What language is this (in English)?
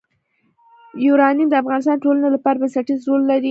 Pashto